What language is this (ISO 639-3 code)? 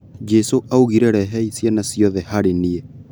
kik